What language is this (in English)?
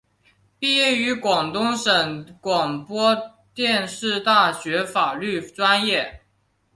Chinese